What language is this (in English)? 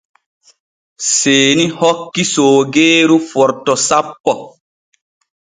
Borgu Fulfulde